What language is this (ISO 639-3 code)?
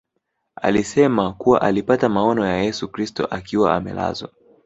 swa